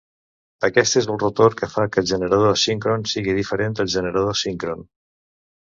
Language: Catalan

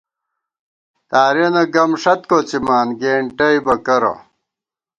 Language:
Gawar-Bati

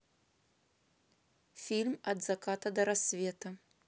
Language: Russian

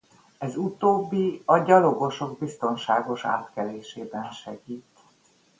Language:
Hungarian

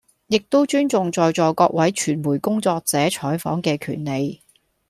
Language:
Cantonese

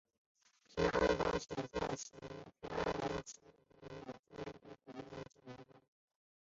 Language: Chinese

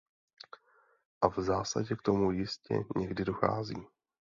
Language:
Czech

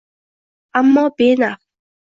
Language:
Uzbek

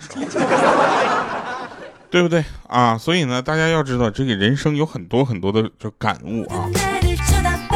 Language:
Chinese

